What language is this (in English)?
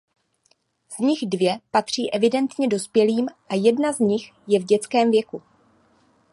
Czech